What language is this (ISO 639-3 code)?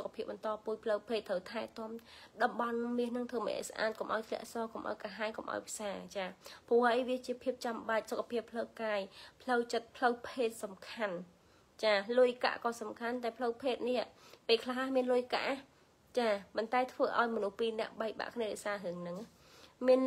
vie